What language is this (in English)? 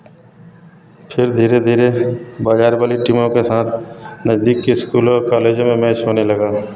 Hindi